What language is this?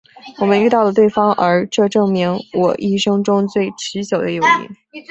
Chinese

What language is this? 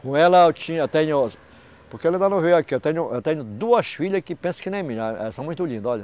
Portuguese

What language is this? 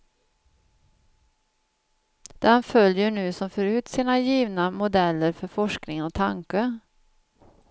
Swedish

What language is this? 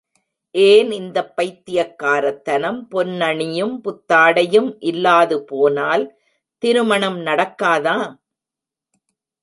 Tamil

